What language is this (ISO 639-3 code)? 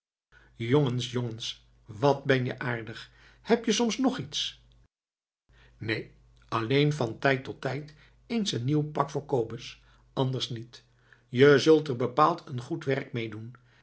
nld